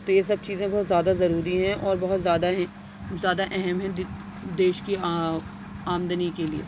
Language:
Urdu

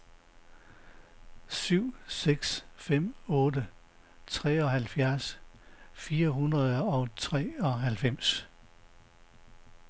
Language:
Danish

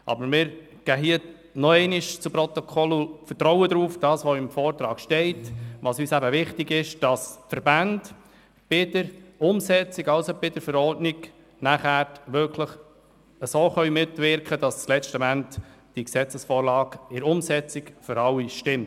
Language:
Swiss German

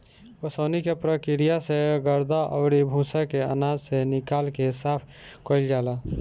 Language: Bhojpuri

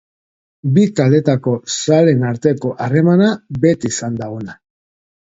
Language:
Basque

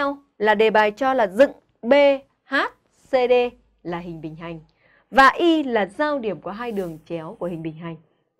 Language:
Vietnamese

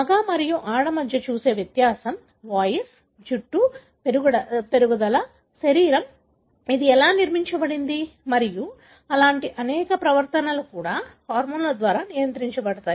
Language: Telugu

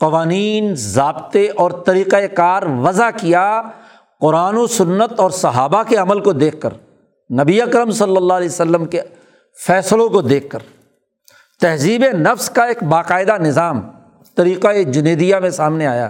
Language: Urdu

